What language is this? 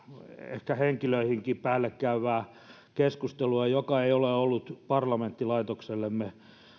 Finnish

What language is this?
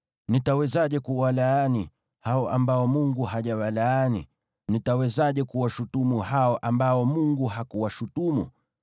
Swahili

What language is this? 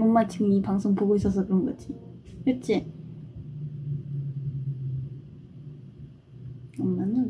Korean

